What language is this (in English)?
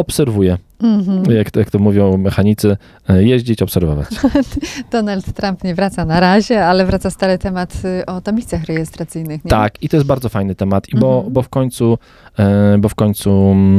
Polish